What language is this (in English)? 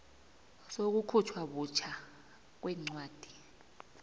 South Ndebele